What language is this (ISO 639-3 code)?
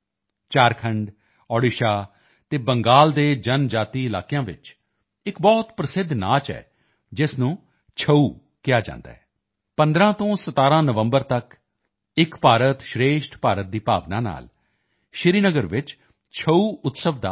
pan